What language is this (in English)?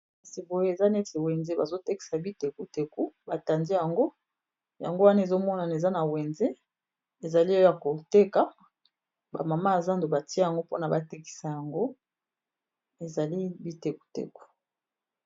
Lingala